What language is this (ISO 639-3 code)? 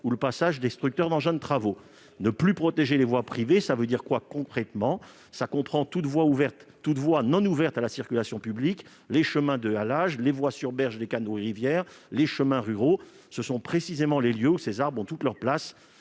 fra